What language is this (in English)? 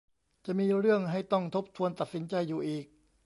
Thai